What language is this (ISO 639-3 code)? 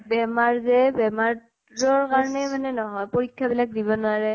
asm